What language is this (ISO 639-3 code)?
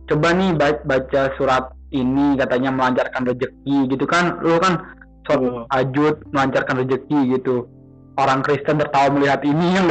ind